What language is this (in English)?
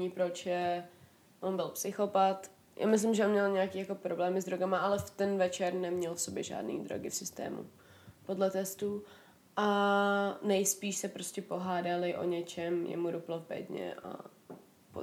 Czech